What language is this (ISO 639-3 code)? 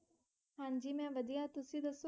pan